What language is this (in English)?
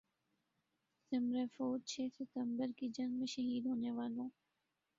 Urdu